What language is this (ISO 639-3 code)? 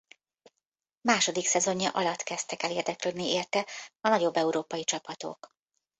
hun